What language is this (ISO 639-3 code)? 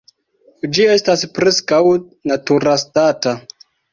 epo